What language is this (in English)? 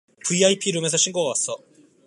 Korean